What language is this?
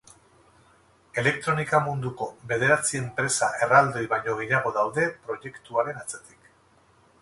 Basque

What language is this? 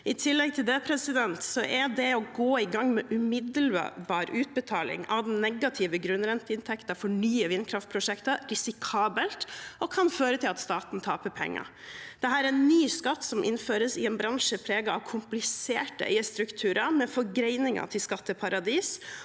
Norwegian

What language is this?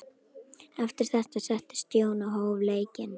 Icelandic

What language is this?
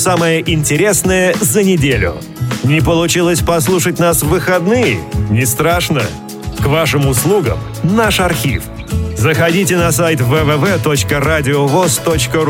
Russian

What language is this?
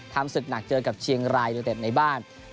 Thai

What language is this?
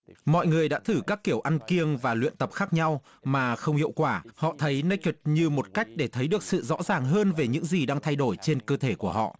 Vietnamese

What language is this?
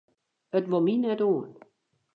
Western Frisian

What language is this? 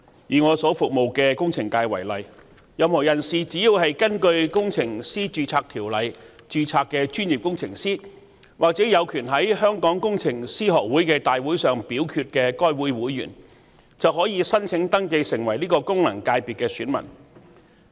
Cantonese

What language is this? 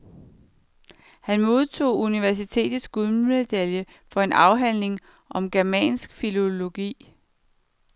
Danish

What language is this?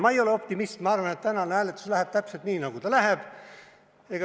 Estonian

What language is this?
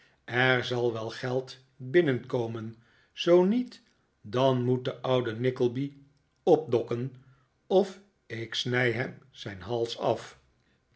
Dutch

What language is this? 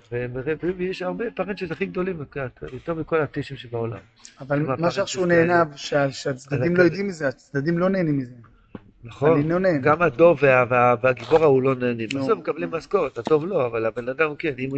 Hebrew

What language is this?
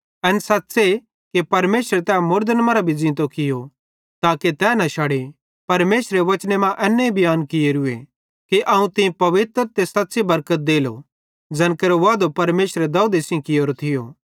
Bhadrawahi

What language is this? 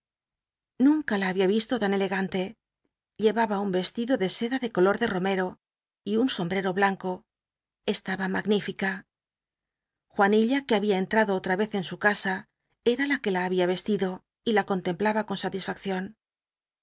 Spanish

